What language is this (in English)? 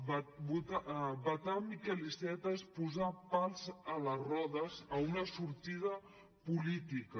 Catalan